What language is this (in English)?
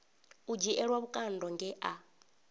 Venda